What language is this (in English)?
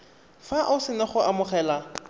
Tswana